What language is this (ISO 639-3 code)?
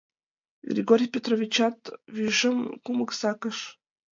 chm